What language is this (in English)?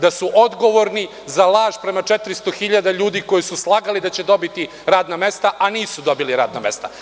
Serbian